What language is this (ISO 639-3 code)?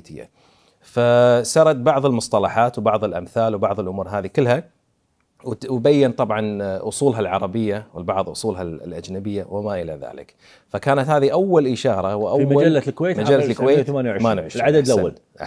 ara